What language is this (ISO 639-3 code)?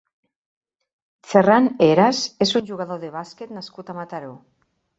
cat